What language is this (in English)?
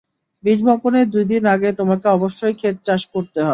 Bangla